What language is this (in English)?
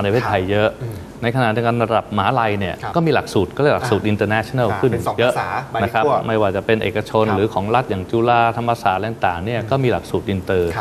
Thai